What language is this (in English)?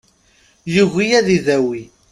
Kabyle